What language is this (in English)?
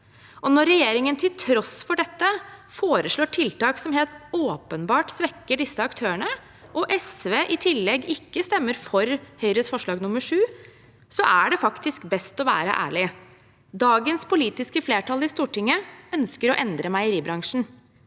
Norwegian